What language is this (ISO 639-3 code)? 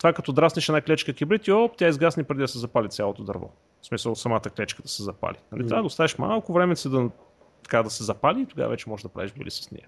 bul